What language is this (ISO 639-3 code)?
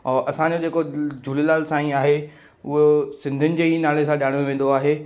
snd